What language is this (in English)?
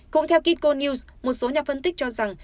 Vietnamese